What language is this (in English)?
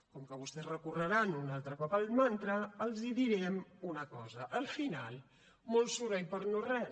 Catalan